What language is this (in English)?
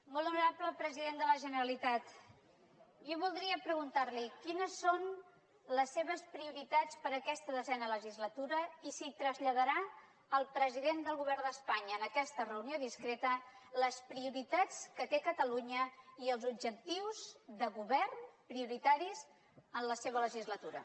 Catalan